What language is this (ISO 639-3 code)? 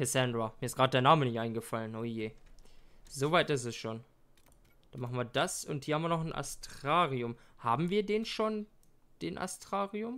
deu